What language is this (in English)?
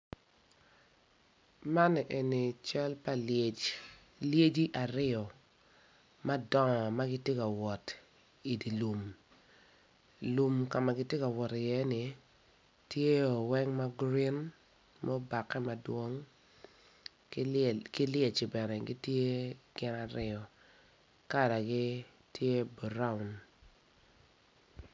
Acoli